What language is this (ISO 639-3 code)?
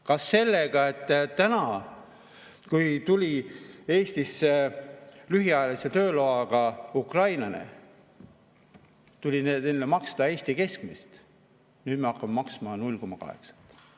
est